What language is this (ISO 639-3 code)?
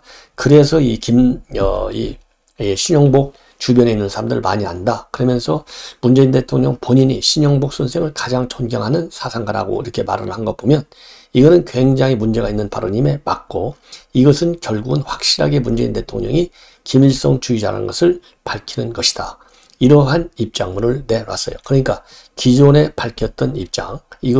kor